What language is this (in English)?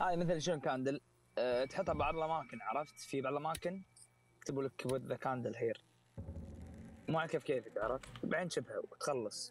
Arabic